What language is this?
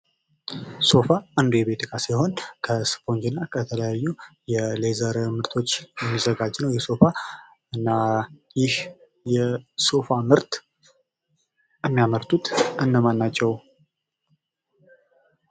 Amharic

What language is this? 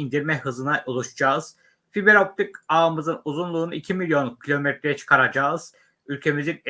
Turkish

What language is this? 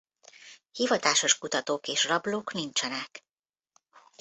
Hungarian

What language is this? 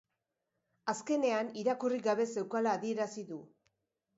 Basque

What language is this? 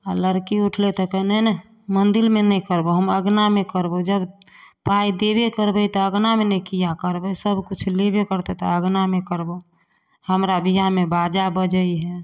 Maithili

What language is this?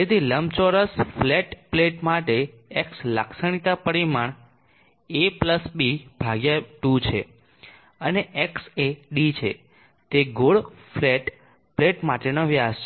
Gujarati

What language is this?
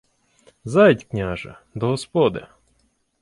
Ukrainian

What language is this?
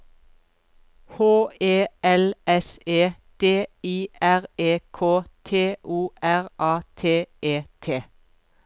Norwegian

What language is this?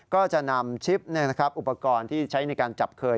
Thai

